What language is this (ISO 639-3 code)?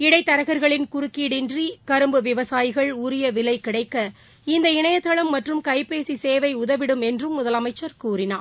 tam